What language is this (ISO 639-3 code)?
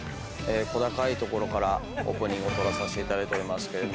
jpn